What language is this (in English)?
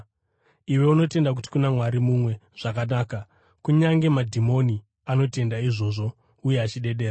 Shona